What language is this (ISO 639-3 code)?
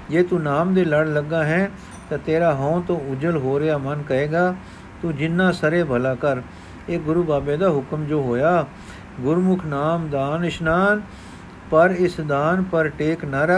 pan